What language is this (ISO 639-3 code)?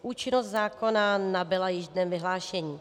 ces